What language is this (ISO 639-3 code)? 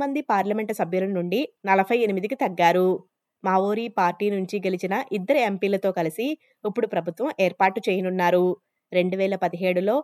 tel